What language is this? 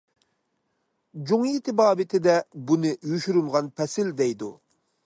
Uyghur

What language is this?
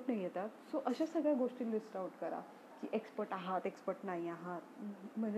Marathi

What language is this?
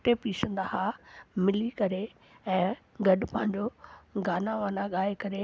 Sindhi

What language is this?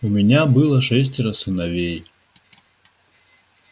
Russian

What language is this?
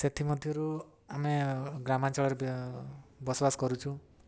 Odia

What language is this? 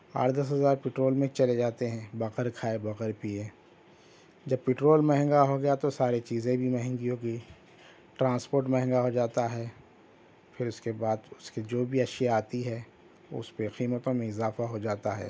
Urdu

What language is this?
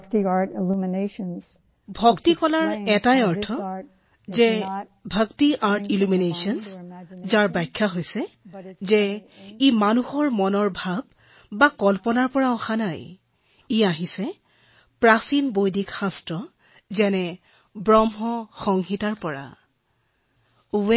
Assamese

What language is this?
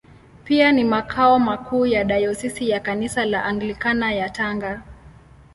Swahili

